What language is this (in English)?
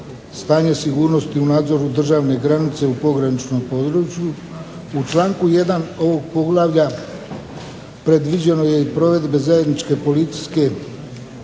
Croatian